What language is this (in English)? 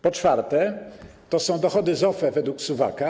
Polish